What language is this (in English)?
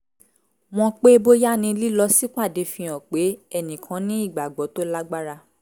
Yoruba